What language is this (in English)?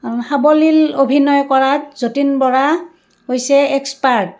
Assamese